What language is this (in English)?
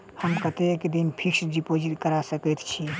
Maithili